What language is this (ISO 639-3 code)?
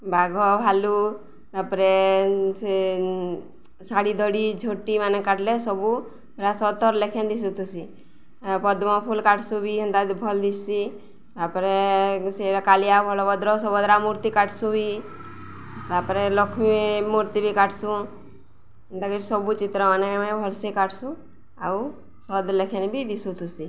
ori